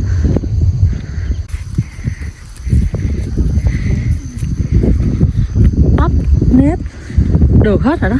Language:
Vietnamese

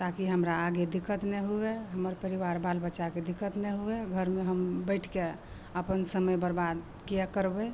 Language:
Maithili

